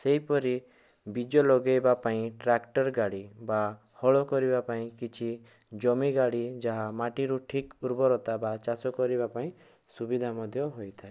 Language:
Odia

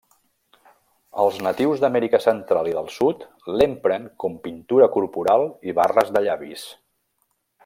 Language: Catalan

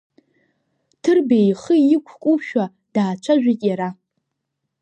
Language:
Abkhazian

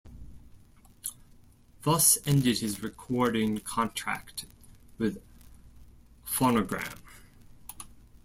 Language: English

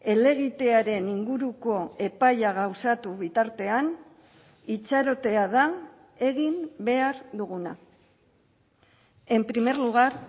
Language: Basque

